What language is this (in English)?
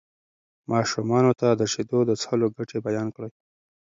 Pashto